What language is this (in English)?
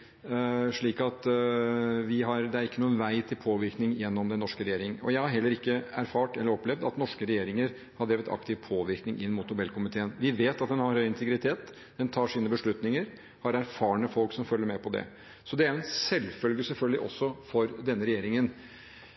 Norwegian Bokmål